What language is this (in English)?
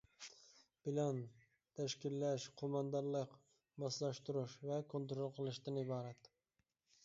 Uyghur